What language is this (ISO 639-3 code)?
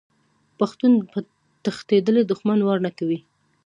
pus